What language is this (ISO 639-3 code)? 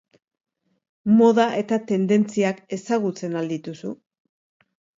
eus